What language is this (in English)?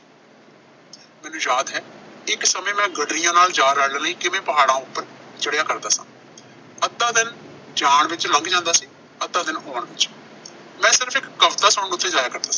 Punjabi